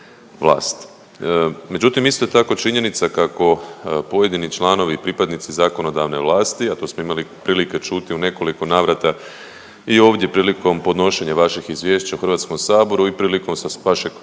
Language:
Croatian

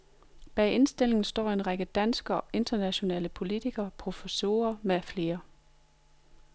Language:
Danish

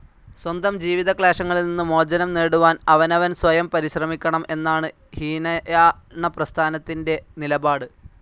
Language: Malayalam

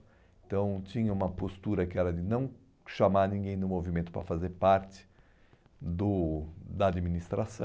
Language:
Portuguese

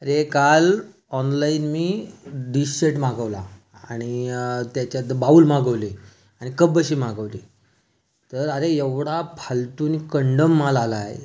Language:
Marathi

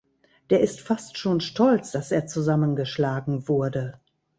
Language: German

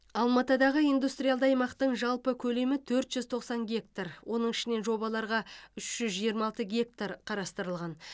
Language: Kazakh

